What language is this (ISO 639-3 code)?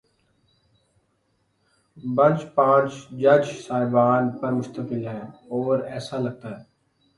urd